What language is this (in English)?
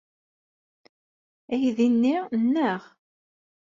Kabyle